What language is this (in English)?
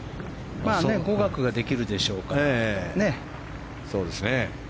Japanese